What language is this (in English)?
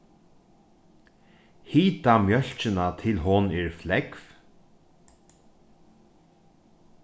Faroese